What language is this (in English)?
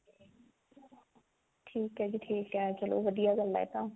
Punjabi